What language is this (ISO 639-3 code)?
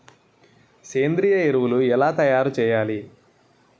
tel